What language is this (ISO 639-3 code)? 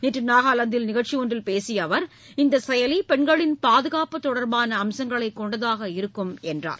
tam